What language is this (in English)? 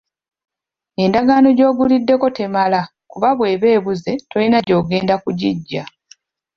Ganda